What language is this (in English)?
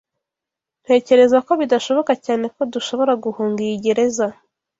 Kinyarwanda